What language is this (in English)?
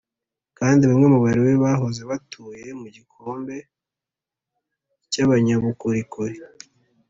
Kinyarwanda